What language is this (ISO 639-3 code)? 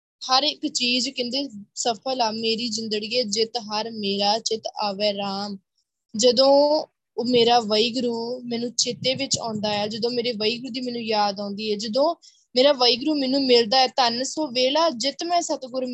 pan